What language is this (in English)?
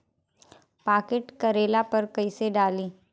Bhojpuri